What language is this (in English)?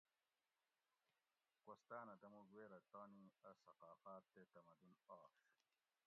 Gawri